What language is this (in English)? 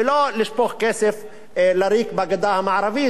Hebrew